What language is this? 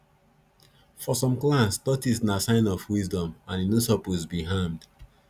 Nigerian Pidgin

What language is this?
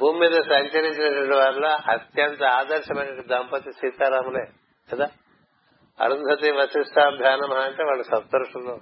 Telugu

